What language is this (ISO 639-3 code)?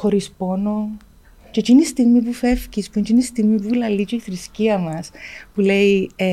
ell